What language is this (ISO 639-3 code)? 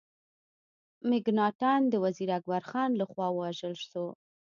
pus